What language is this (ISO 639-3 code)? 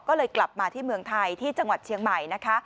tha